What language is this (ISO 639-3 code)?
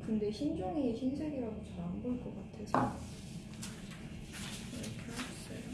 kor